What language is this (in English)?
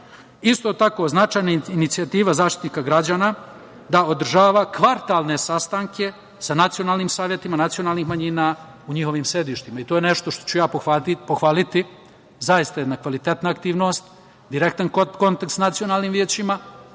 Serbian